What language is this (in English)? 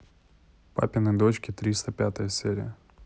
Russian